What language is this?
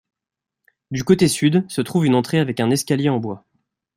French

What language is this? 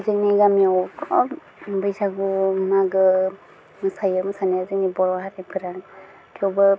Bodo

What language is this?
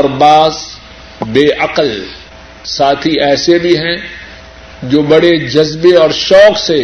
Urdu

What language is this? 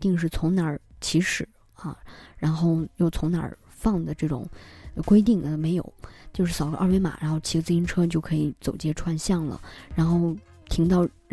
Chinese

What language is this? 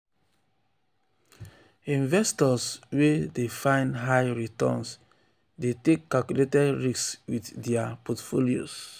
Nigerian Pidgin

